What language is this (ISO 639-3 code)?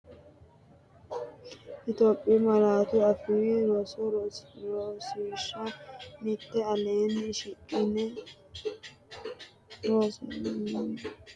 sid